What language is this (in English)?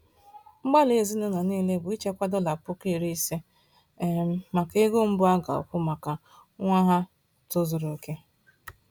Igbo